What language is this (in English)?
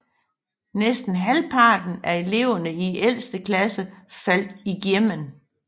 Danish